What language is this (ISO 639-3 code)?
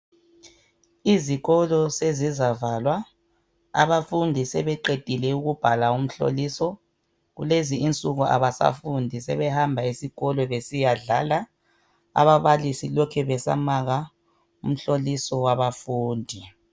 nde